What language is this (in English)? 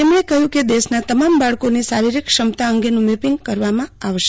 Gujarati